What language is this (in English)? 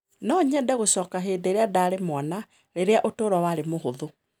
Kikuyu